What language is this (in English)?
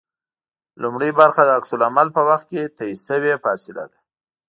Pashto